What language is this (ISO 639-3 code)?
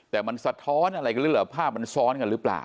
tha